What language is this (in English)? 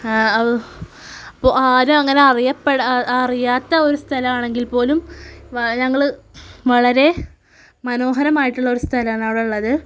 Malayalam